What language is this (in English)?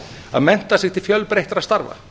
Icelandic